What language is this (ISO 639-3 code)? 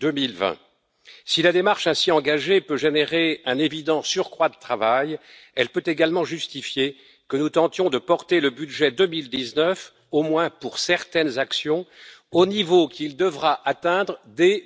fra